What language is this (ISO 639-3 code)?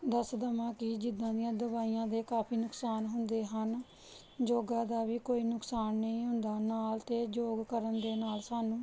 pan